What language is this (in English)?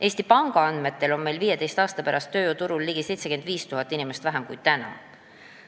Estonian